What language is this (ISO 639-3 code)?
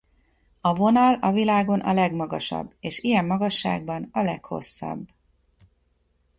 hun